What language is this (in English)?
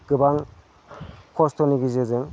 Bodo